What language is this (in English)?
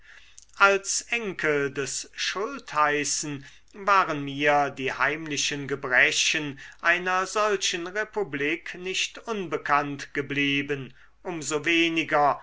German